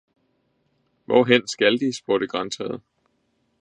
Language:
Danish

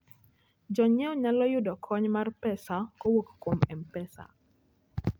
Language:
Luo (Kenya and Tanzania)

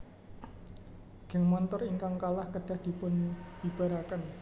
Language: Javanese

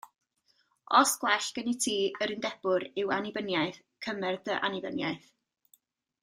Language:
Welsh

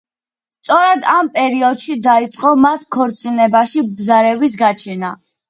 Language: Georgian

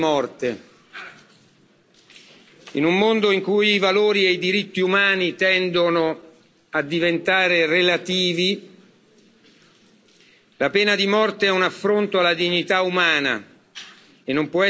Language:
Italian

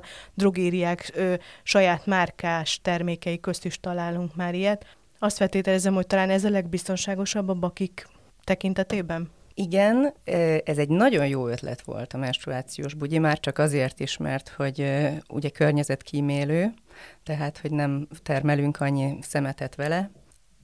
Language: Hungarian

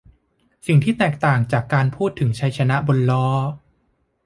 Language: Thai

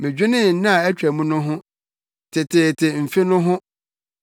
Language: Akan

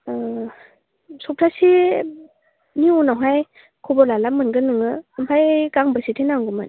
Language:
Bodo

